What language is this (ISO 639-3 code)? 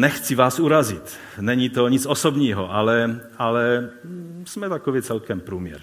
ces